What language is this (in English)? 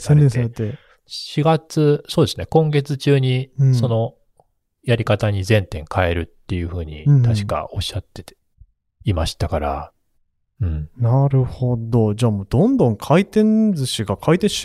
Japanese